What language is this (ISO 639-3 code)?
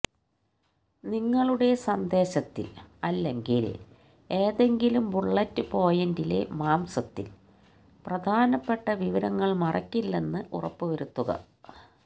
mal